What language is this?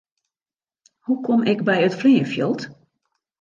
Western Frisian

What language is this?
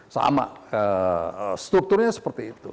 Indonesian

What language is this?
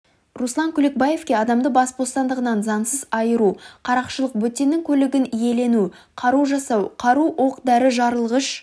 Kazakh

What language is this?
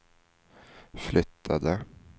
Swedish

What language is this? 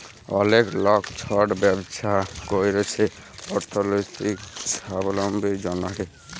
Bangla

